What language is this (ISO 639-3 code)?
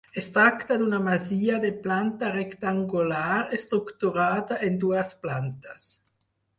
cat